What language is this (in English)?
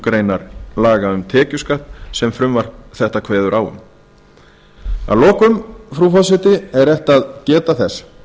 Icelandic